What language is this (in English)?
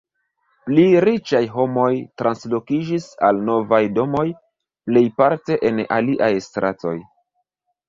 Esperanto